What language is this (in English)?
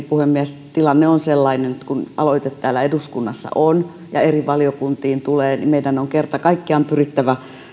Finnish